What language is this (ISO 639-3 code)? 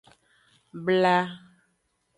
ajg